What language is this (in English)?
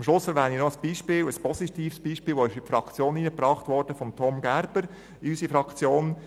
Swiss German